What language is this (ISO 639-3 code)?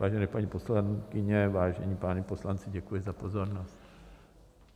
ces